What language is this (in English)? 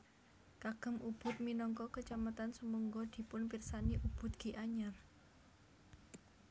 Javanese